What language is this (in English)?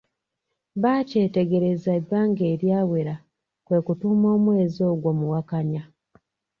Ganda